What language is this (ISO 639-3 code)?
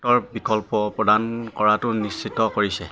asm